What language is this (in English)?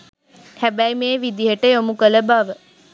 Sinhala